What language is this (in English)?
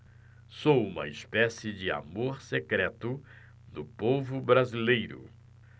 Portuguese